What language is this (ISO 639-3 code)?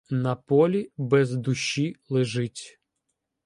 ukr